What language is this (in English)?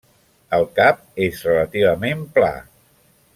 Catalan